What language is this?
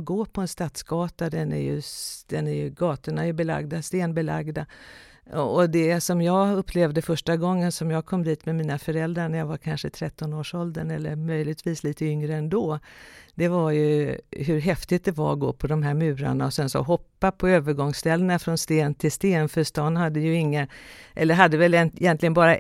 Swedish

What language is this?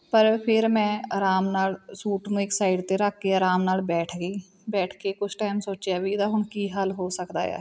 Punjabi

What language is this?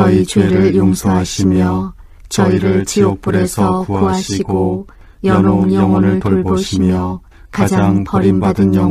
Korean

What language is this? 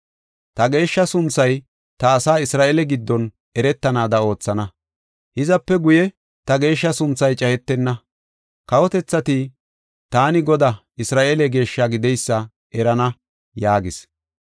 Gofa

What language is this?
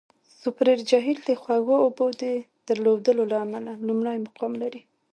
Pashto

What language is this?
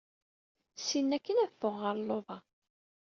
Kabyle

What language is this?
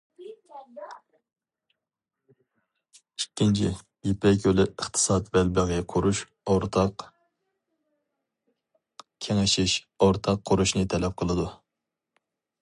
Uyghur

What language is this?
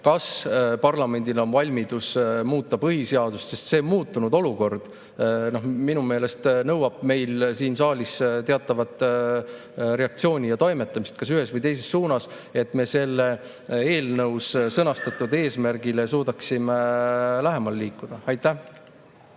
Estonian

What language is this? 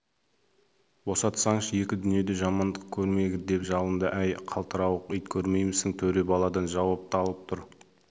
Kazakh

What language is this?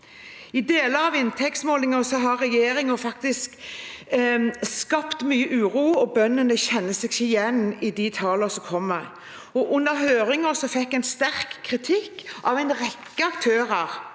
Norwegian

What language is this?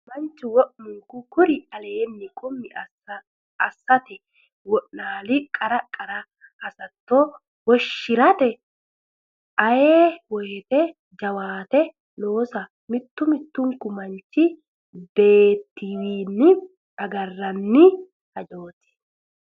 Sidamo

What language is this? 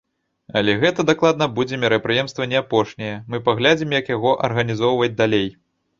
Belarusian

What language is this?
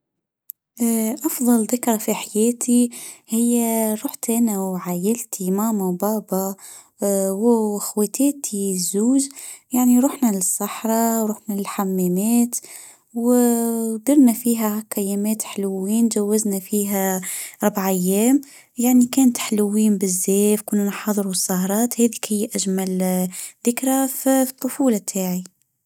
Tunisian Arabic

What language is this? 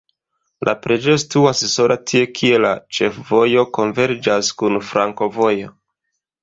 Esperanto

